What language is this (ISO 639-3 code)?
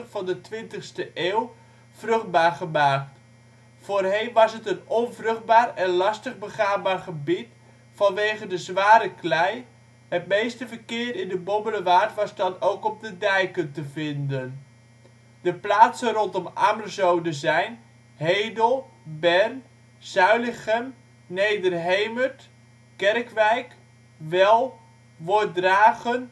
nld